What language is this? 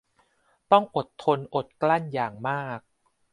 Thai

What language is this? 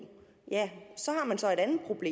Danish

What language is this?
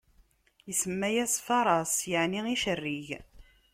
Kabyle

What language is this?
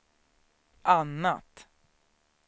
Swedish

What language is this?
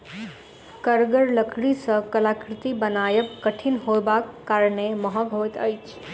Maithili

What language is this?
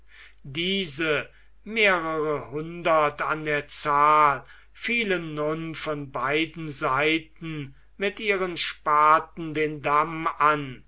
German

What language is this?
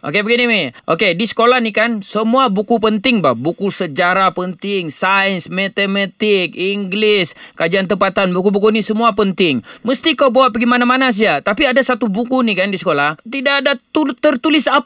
Malay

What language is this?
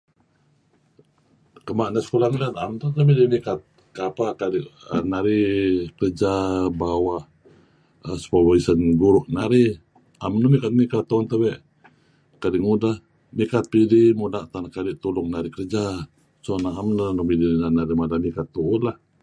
Kelabit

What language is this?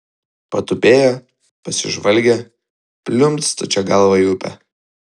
Lithuanian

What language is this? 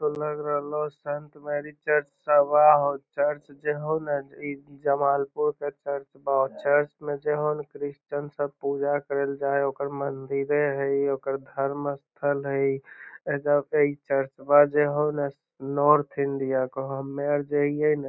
Magahi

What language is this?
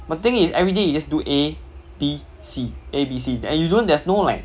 English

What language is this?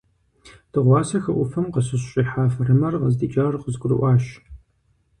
Kabardian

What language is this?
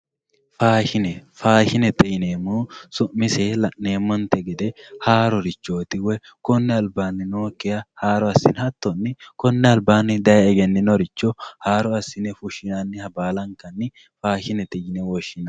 Sidamo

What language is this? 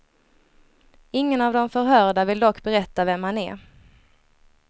Swedish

